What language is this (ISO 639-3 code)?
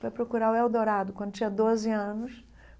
por